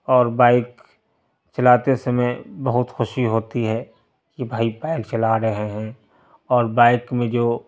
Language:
Urdu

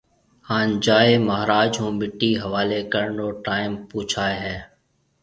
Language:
Marwari (Pakistan)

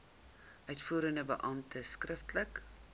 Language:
Afrikaans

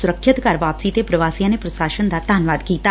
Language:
Punjabi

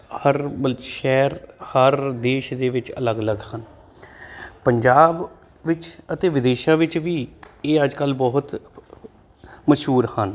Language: Punjabi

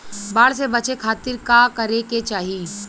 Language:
Bhojpuri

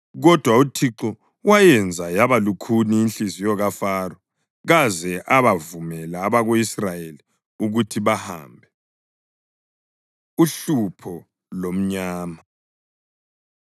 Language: North Ndebele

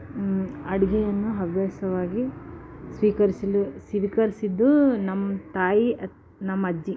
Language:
Kannada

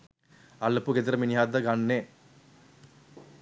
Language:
Sinhala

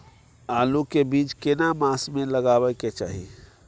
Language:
Maithili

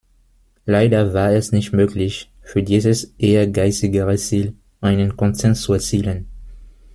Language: German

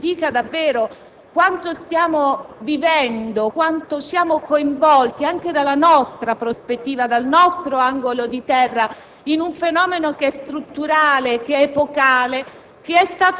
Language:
Italian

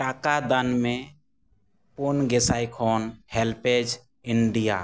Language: Santali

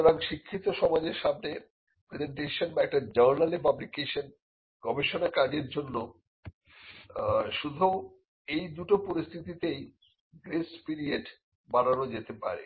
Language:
Bangla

